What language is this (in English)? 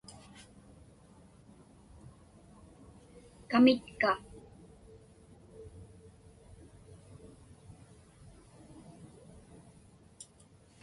Inupiaq